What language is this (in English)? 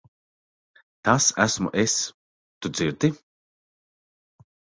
Latvian